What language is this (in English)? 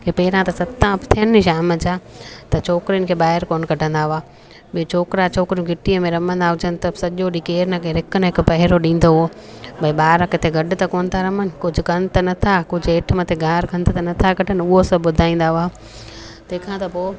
Sindhi